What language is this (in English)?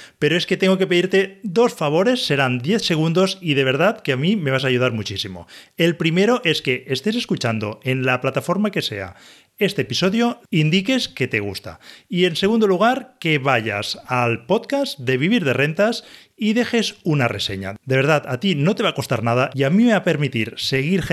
Spanish